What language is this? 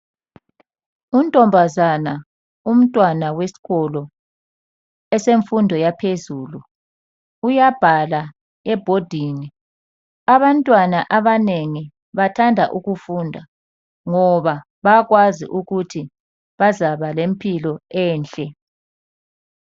North Ndebele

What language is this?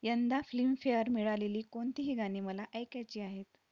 Marathi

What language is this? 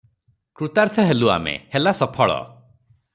Odia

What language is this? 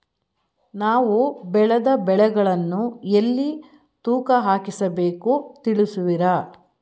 Kannada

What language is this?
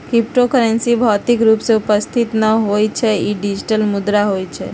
Magahi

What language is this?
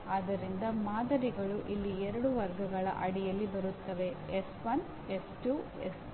Kannada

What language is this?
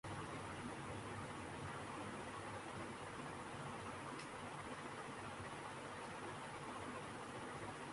Urdu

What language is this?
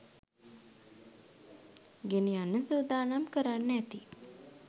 Sinhala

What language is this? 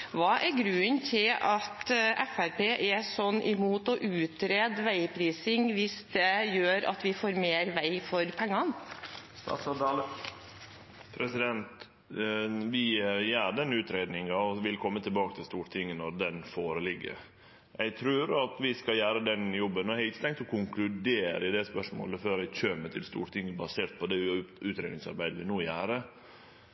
Norwegian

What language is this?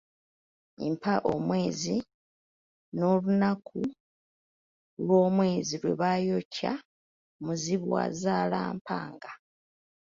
Ganda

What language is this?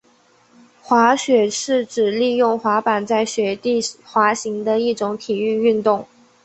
Chinese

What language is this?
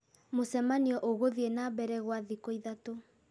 Kikuyu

